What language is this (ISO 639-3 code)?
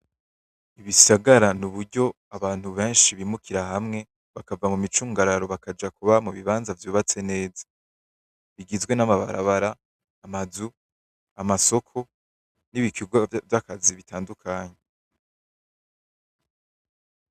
run